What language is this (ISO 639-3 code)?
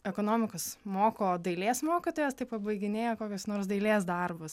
lit